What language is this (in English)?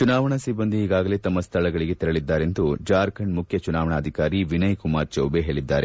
Kannada